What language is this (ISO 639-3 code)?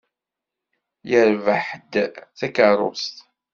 kab